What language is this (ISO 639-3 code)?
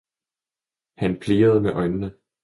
dan